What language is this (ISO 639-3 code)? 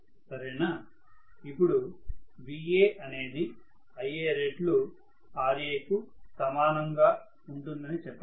tel